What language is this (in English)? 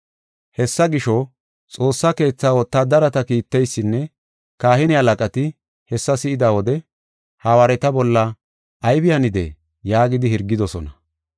Gofa